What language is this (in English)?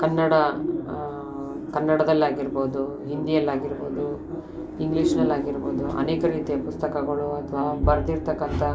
Kannada